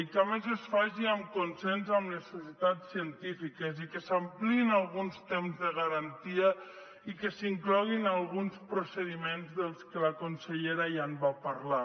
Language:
Catalan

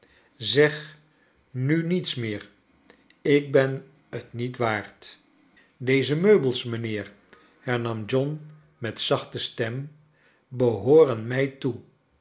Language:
Dutch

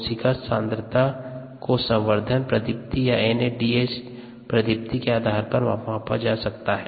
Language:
Hindi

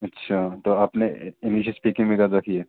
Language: Urdu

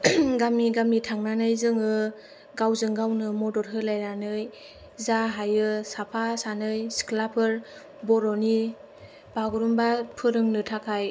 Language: Bodo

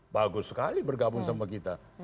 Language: Indonesian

